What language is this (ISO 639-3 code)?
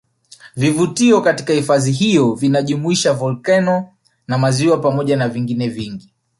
swa